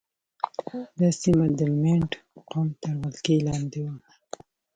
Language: Pashto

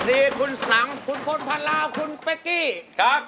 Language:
Thai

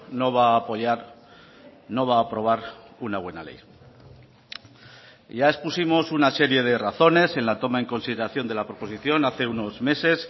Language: Spanish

